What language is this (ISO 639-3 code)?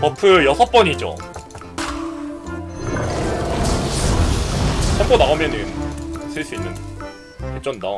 kor